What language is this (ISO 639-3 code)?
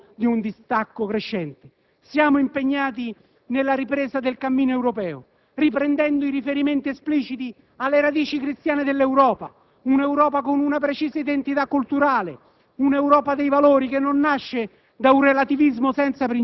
ita